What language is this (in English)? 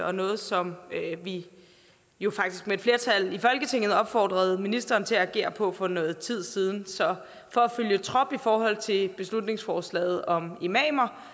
Danish